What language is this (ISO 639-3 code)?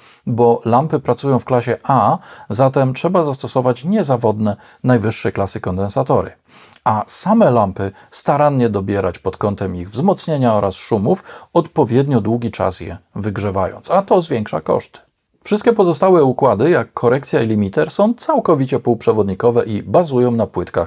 pol